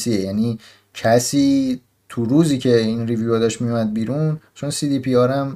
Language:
Persian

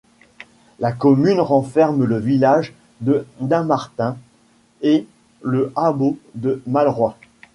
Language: French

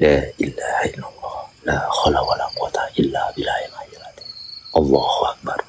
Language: Indonesian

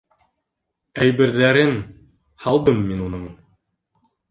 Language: Bashkir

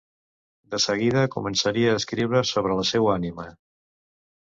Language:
Catalan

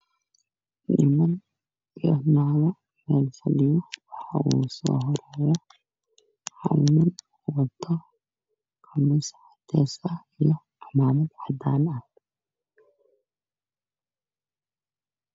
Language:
Somali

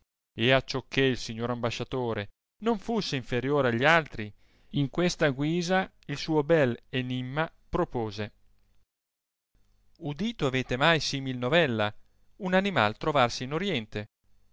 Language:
Italian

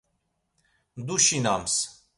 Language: Laz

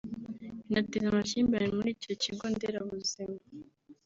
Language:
Kinyarwanda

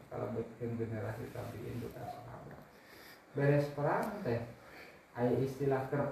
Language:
Indonesian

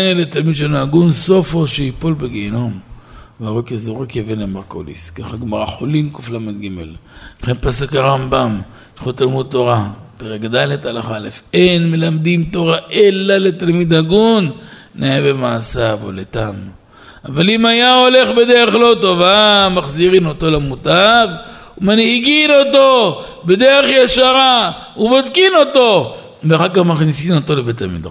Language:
Hebrew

